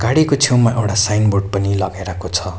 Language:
Nepali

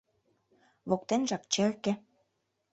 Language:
Mari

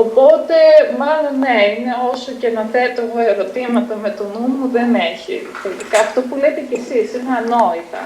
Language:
Greek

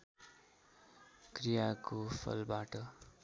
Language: Nepali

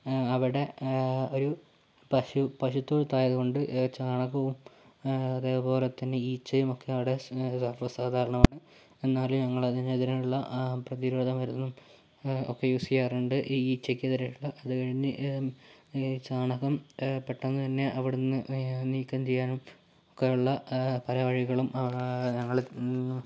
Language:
Malayalam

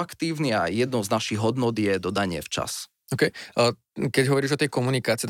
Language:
Slovak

